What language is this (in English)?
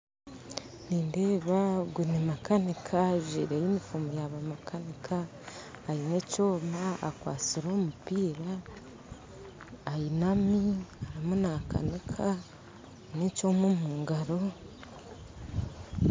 Nyankole